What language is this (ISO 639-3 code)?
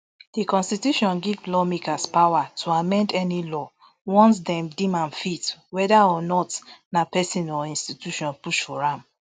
pcm